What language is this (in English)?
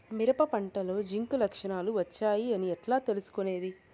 Telugu